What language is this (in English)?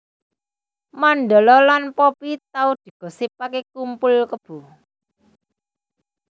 Javanese